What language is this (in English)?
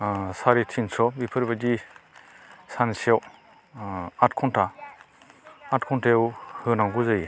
Bodo